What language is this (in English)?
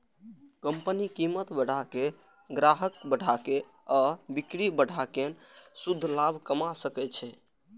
Maithili